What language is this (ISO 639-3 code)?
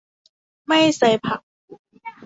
tha